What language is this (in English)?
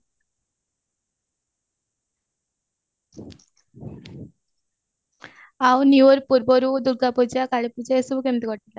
Odia